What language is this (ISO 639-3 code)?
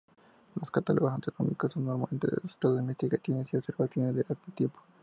spa